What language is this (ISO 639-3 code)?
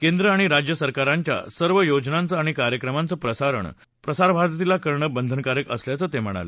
mar